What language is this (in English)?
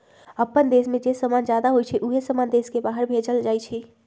Magahi